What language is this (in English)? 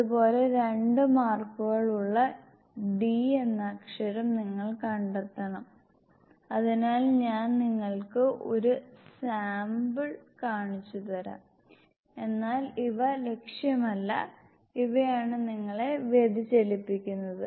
Malayalam